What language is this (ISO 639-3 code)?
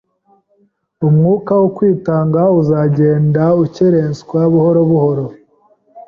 kin